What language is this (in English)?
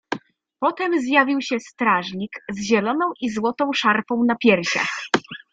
Polish